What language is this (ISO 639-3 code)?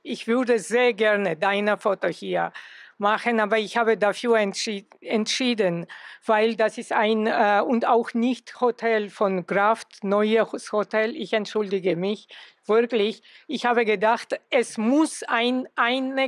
deu